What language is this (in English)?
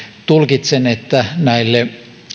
Finnish